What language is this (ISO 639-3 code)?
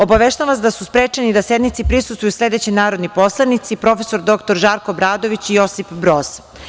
srp